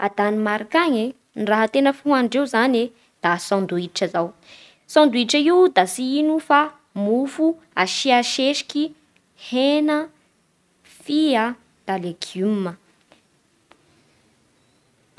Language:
Bara Malagasy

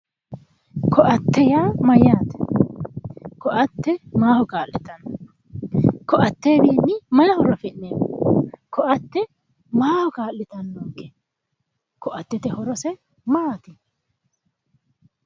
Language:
Sidamo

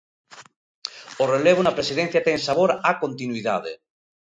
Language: Galician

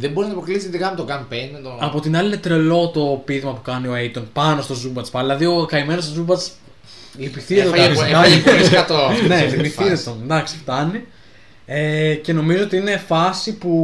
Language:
Greek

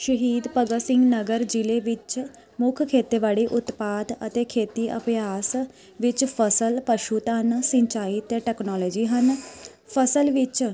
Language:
Punjabi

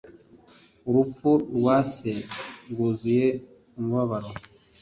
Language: Kinyarwanda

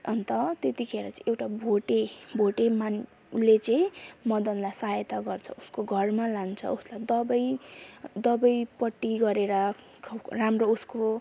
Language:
Nepali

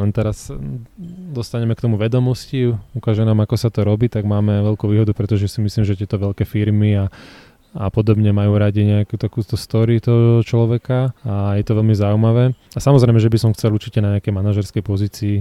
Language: Slovak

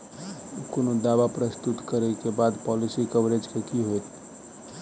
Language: Maithili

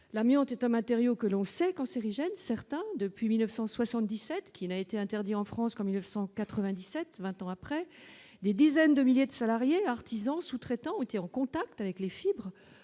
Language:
French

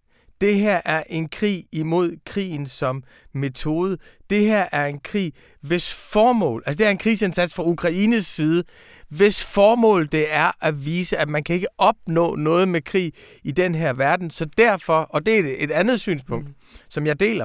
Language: Danish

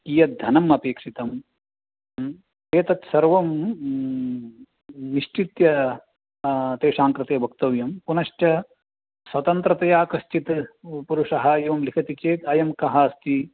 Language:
Sanskrit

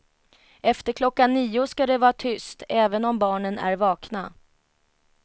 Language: Swedish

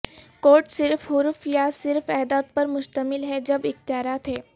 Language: Urdu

